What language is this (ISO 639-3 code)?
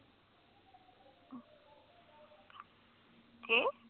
pan